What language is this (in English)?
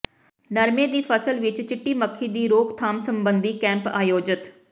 Punjabi